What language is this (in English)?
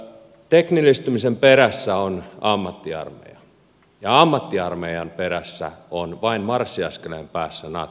Finnish